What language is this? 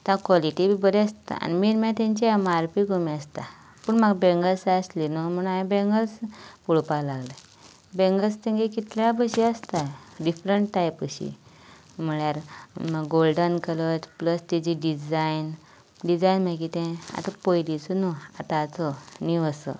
Konkani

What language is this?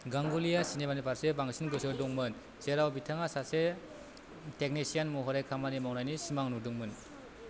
Bodo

